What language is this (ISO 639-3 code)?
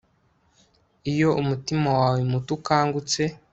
kin